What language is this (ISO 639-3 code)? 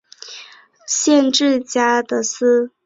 zho